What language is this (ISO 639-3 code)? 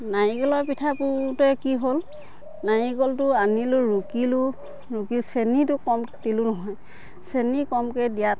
asm